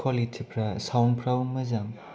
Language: Bodo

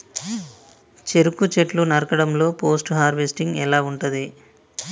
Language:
Telugu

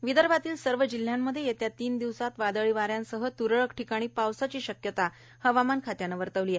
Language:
Marathi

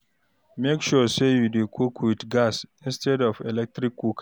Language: Nigerian Pidgin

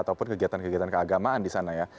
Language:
Indonesian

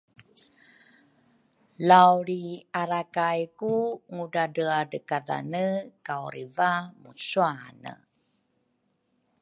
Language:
Rukai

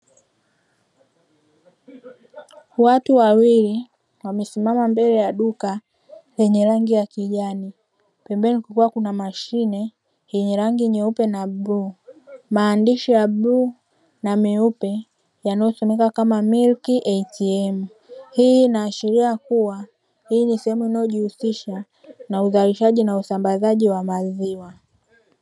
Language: Swahili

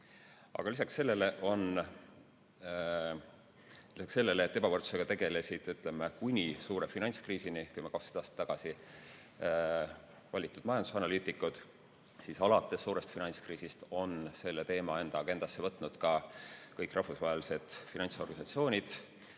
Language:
Estonian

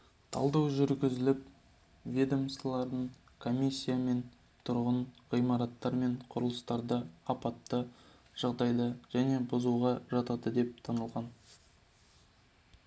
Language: Kazakh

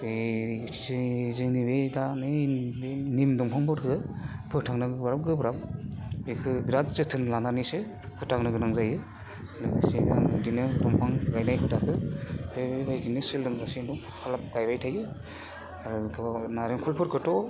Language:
Bodo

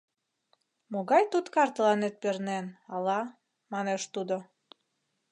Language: Mari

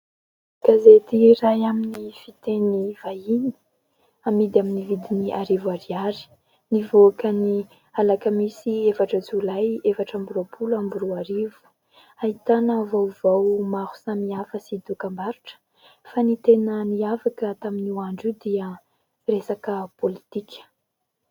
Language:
Malagasy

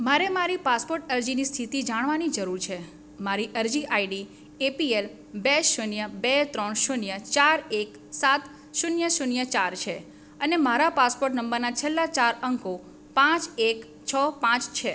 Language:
Gujarati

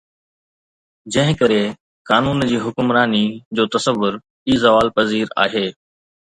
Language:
Sindhi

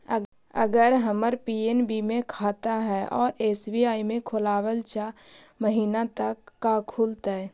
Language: Magahi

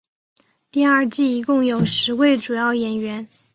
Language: Chinese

